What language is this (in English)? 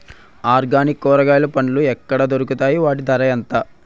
Telugu